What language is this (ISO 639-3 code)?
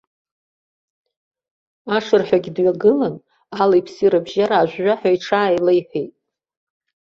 abk